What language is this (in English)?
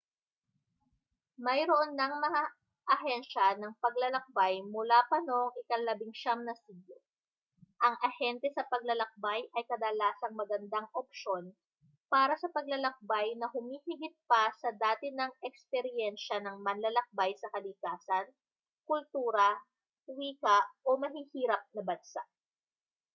Filipino